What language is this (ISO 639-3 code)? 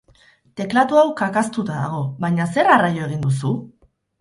eus